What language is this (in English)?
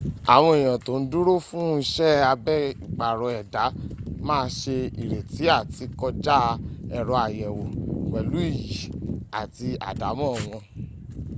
Yoruba